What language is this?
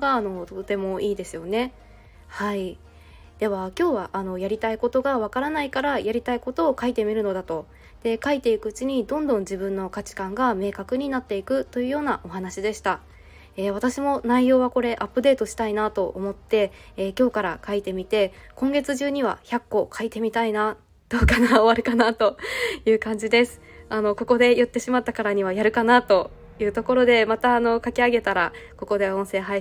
Japanese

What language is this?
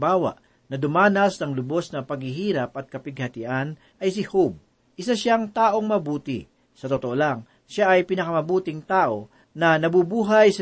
Filipino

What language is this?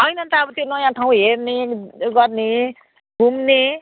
Nepali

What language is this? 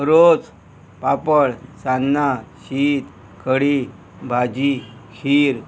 Konkani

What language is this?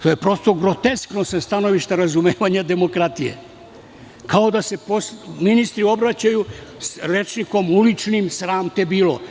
Serbian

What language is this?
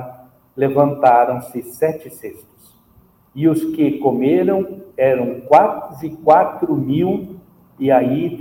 Portuguese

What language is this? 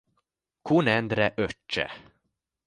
Hungarian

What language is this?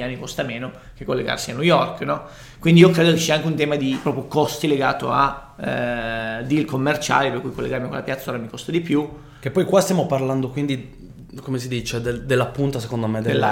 Italian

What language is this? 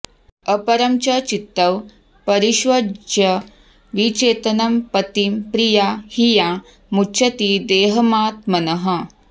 Sanskrit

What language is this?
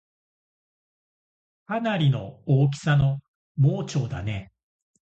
Japanese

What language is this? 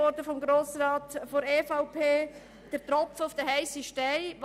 Swiss German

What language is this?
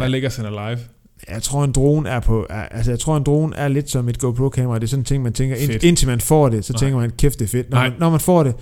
Danish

